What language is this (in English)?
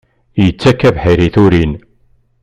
Kabyle